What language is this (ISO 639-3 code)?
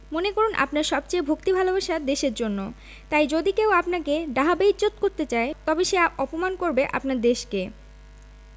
ben